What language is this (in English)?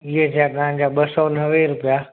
Sindhi